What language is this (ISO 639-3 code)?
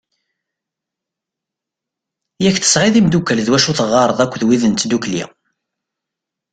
kab